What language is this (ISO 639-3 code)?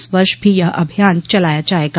hin